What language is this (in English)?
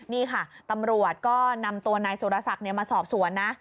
Thai